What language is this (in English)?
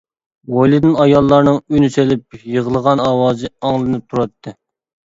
Uyghur